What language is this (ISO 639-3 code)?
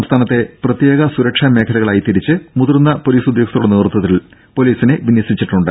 mal